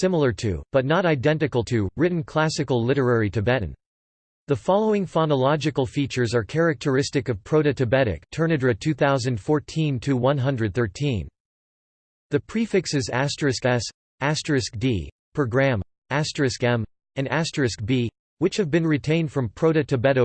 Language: English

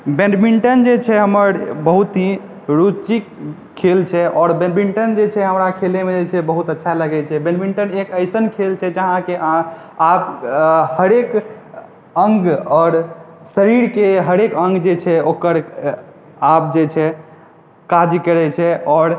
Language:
Maithili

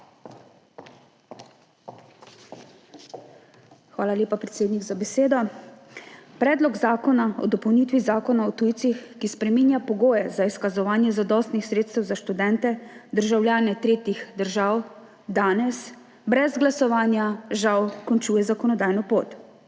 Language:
Slovenian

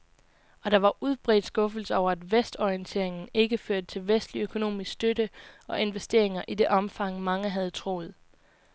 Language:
Danish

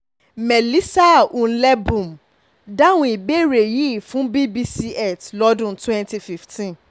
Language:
Yoruba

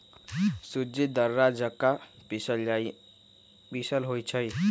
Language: Magahi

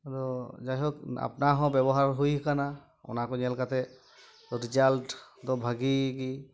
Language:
Santali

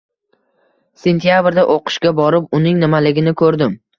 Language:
Uzbek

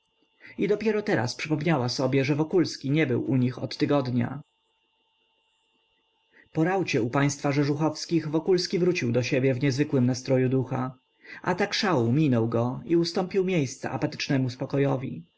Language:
Polish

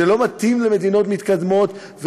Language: Hebrew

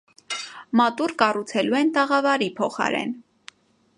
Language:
Armenian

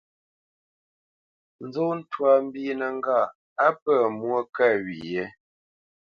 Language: Bamenyam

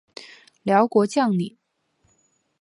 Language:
Chinese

